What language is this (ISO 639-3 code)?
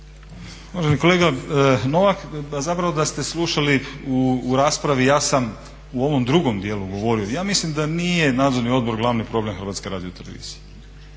hrv